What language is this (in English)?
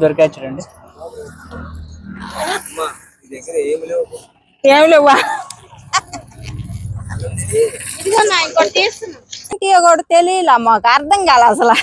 Telugu